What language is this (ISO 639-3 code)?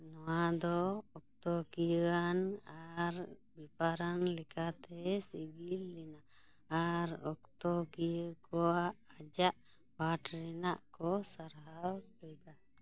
sat